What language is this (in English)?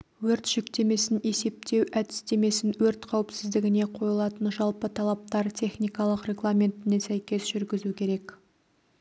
Kazakh